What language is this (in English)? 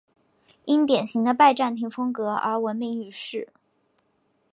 Chinese